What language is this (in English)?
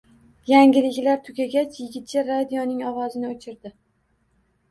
Uzbek